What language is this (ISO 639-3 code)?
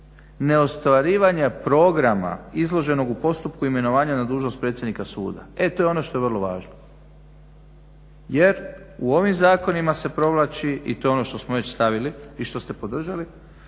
hrv